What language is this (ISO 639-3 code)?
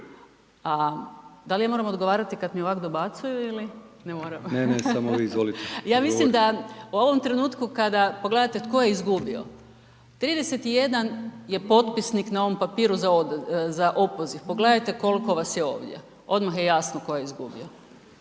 hrv